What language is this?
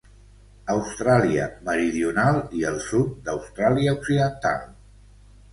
Catalan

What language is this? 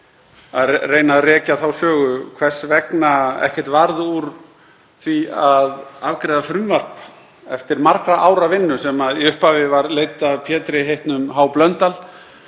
Icelandic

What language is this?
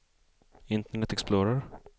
Swedish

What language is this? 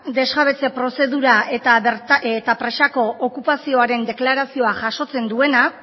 Basque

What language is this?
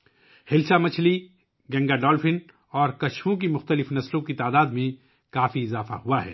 Urdu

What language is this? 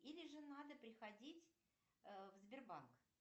Russian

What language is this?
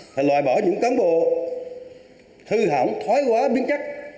Vietnamese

